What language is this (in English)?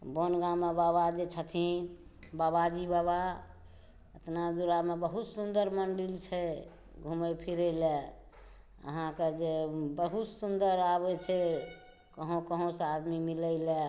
Maithili